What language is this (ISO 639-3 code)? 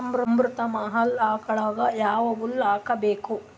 kan